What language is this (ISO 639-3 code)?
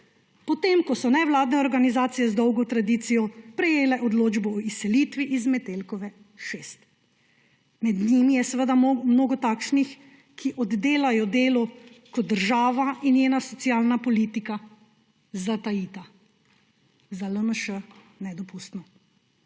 slv